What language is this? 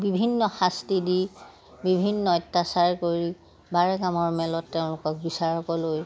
Assamese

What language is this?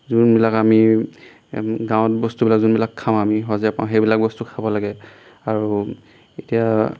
Assamese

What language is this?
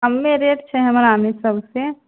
Maithili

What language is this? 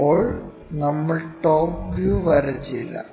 Malayalam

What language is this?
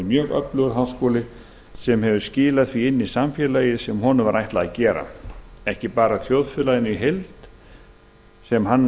Icelandic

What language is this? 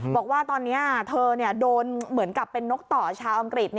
Thai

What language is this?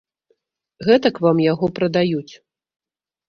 Belarusian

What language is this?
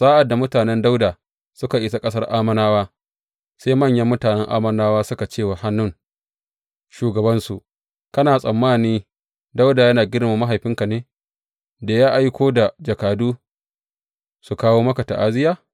Hausa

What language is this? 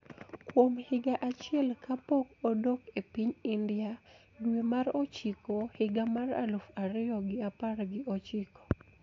Luo (Kenya and Tanzania)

